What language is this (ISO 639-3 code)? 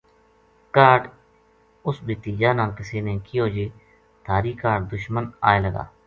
gju